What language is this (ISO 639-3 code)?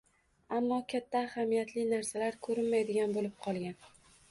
uzb